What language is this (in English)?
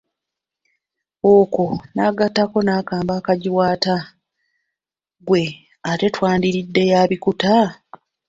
Ganda